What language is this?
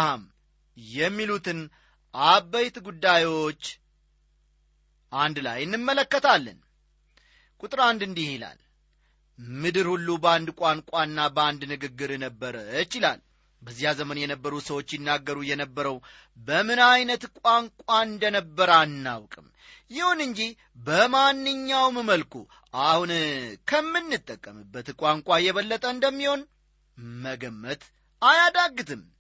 Amharic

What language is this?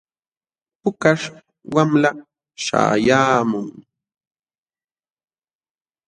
Jauja Wanca Quechua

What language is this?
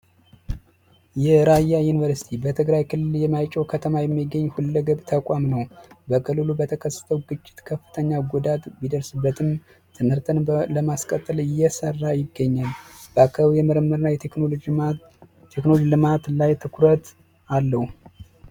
Amharic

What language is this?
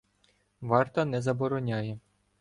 Ukrainian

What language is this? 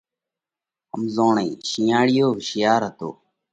Parkari Koli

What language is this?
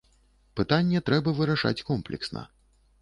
Belarusian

